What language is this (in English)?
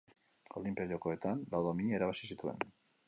Basque